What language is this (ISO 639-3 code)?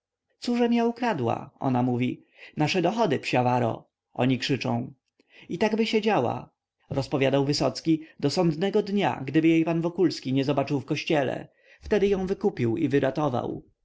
pol